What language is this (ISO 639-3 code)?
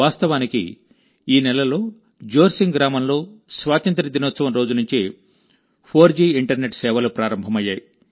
tel